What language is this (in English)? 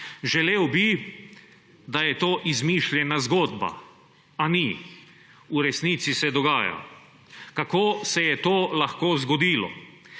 Slovenian